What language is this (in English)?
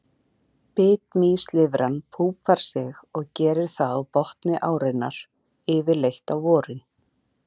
Icelandic